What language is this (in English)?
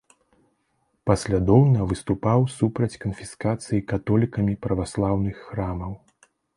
Belarusian